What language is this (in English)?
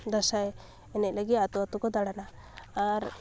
Santali